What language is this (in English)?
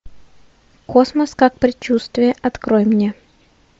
Russian